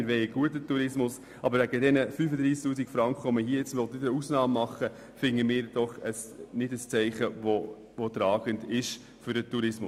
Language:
Swiss German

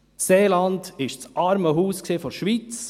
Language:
Swiss German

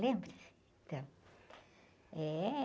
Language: Portuguese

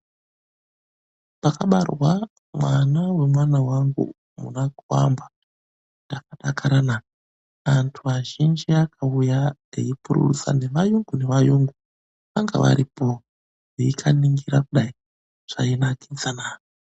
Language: Ndau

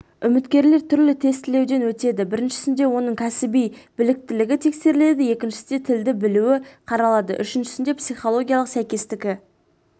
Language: Kazakh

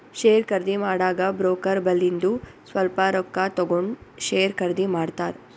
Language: Kannada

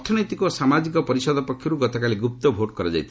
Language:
Odia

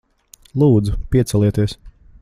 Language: Latvian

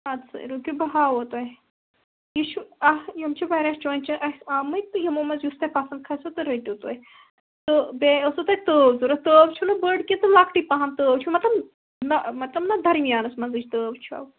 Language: Kashmiri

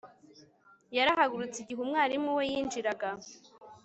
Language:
Kinyarwanda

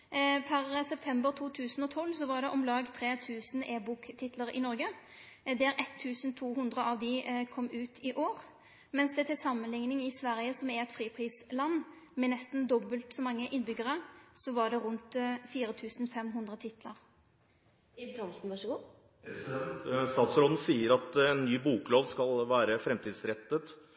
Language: Norwegian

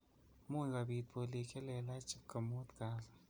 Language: Kalenjin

